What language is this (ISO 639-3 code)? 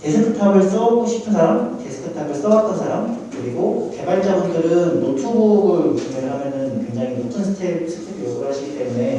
kor